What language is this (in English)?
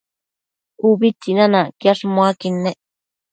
Matsés